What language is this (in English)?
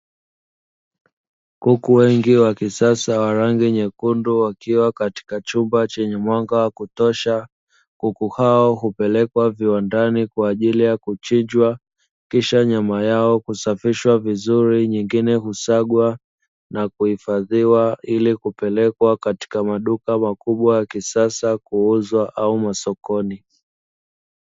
Swahili